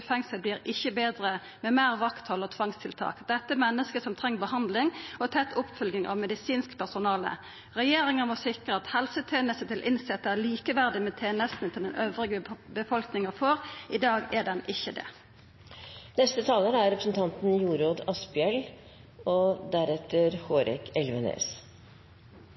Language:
Norwegian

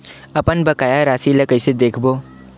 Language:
Chhattisgarhi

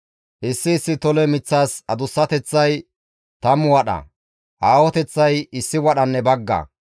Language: Gamo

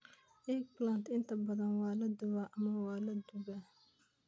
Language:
Somali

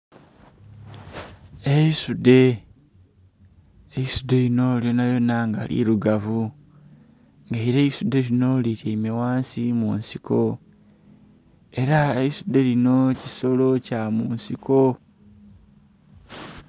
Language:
Soga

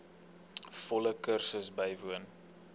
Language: Afrikaans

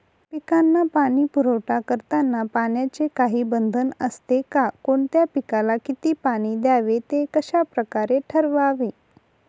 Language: Marathi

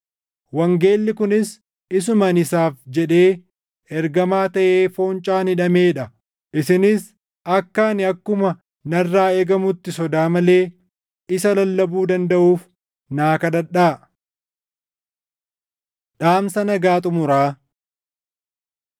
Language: Oromo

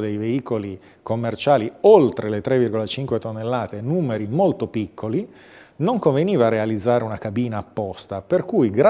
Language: Italian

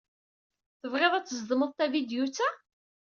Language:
Kabyle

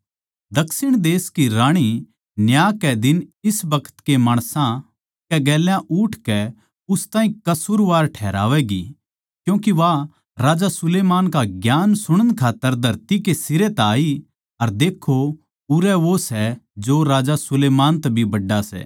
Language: Haryanvi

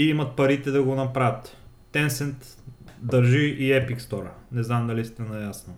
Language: Bulgarian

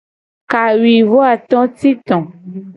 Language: Gen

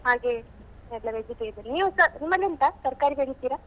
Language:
Kannada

